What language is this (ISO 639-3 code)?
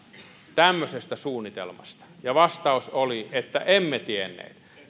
fin